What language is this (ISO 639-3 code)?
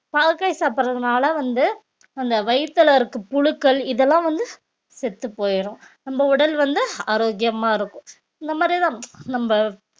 tam